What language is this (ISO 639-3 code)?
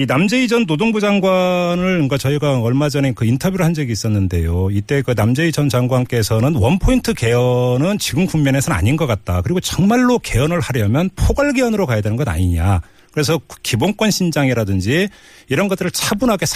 kor